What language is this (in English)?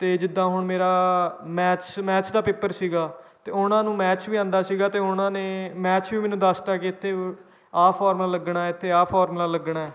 Punjabi